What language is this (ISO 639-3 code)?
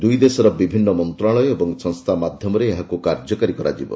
ori